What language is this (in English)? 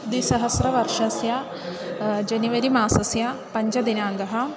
Sanskrit